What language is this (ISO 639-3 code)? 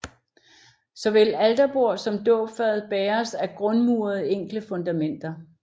dan